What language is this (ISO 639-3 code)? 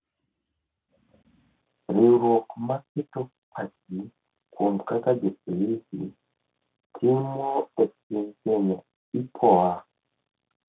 luo